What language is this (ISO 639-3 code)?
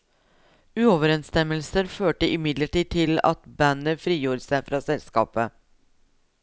nor